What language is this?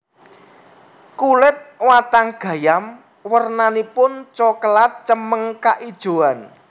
Javanese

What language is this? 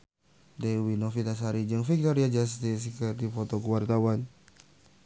Sundanese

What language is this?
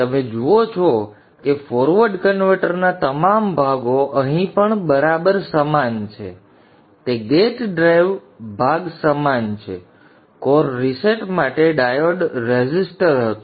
Gujarati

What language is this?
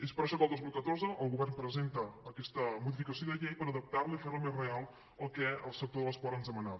Catalan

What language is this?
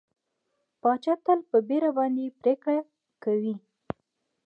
Pashto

